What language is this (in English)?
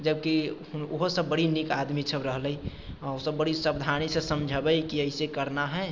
Maithili